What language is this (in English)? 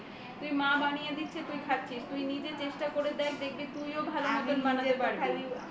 Bangla